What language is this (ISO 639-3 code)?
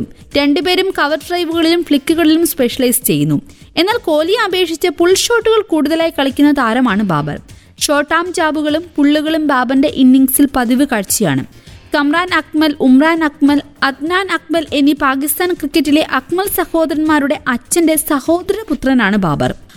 mal